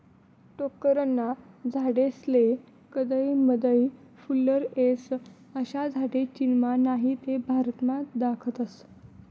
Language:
Marathi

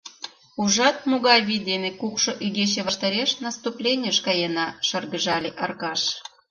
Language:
Mari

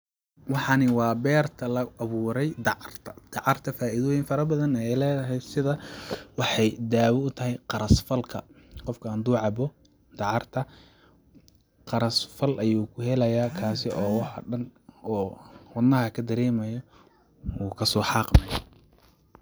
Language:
Somali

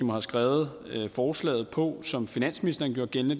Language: Danish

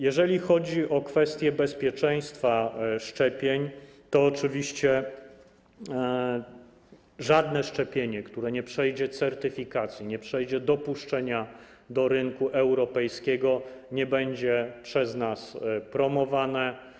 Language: Polish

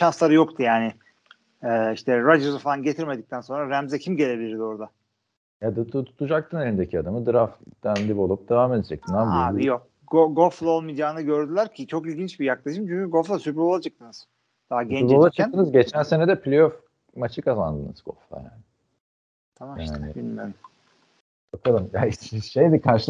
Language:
Turkish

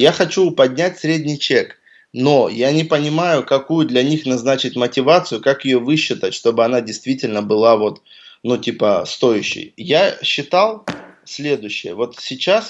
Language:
Russian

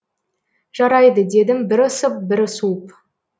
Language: Kazakh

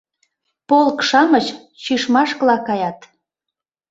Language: Mari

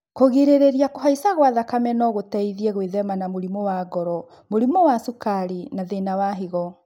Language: Kikuyu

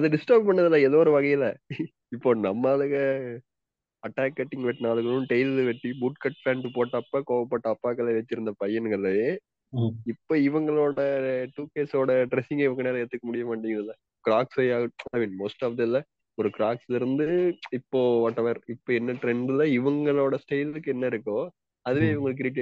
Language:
Tamil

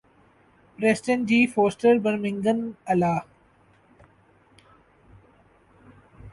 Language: Urdu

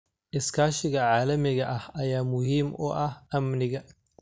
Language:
Somali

